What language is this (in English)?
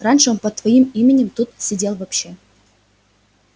Russian